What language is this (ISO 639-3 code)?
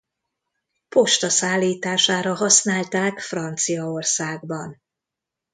hun